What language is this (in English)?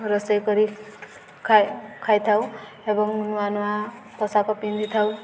Odia